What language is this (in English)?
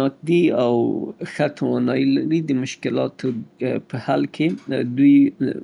Southern Pashto